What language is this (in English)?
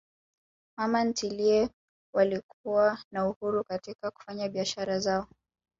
Swahili